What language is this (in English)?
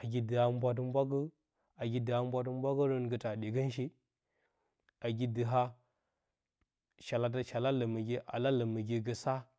Bacama